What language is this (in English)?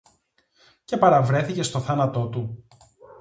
Greek